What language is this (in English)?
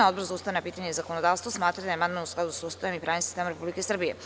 Serbian